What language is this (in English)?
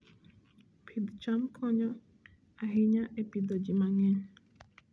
Luo (Kenya and Tanzania)